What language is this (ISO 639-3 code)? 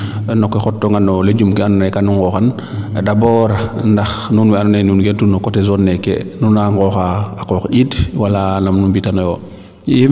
srr